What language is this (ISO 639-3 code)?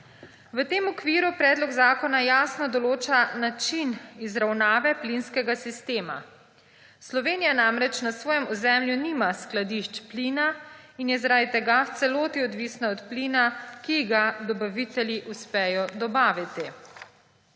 slv